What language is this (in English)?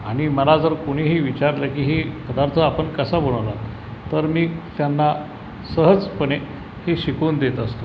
Marathi